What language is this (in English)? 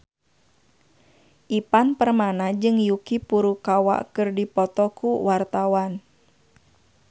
Sundanese